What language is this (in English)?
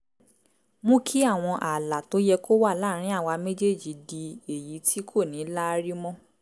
Yoruba